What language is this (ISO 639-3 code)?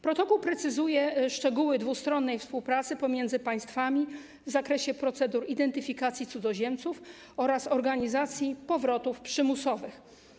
pol